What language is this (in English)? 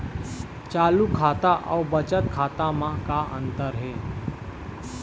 Chhattisgarhi